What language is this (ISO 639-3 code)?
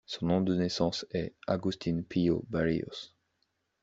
fra